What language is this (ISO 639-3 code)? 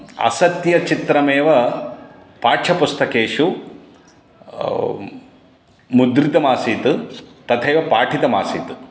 san